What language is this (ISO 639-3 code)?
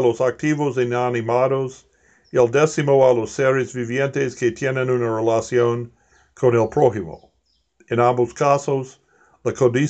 spa